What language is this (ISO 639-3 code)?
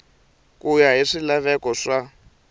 tso